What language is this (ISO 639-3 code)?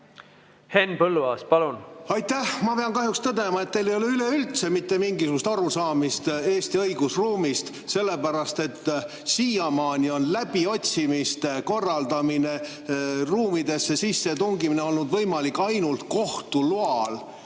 est